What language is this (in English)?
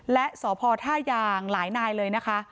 Thai